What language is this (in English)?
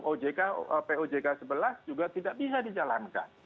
Indonesian